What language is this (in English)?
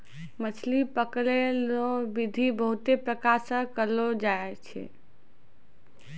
Maithili